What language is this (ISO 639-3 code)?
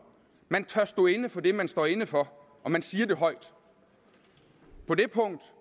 dan